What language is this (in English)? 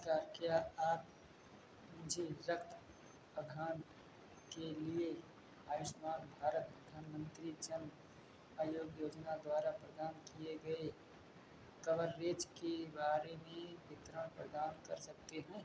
Hindi